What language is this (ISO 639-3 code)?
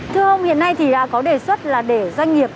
vie